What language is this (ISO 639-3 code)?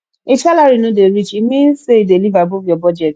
pcm